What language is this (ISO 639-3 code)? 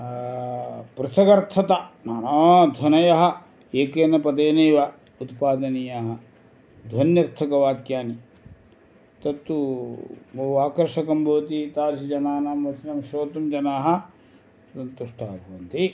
san